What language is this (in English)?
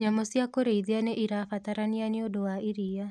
Kikuyu